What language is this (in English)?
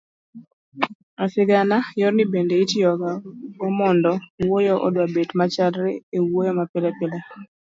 Luo (Kenya and Tanzania)